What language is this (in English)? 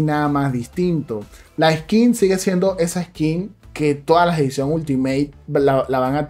Spanish